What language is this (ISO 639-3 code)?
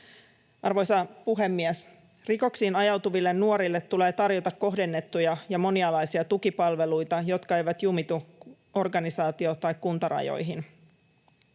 fin